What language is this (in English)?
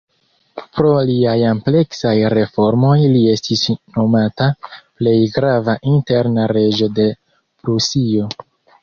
Esperanto